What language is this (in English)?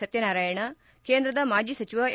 Kannada